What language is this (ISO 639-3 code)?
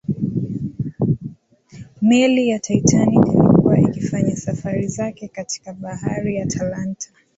swa